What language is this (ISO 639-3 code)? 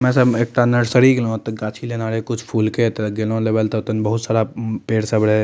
mai